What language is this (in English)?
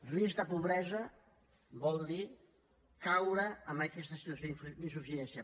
Catalan